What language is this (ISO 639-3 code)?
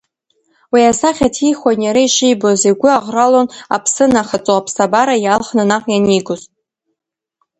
abk